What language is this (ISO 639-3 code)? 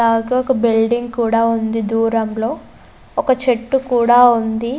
tel